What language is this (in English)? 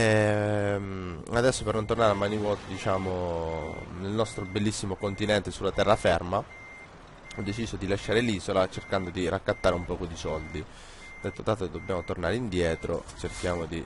Italian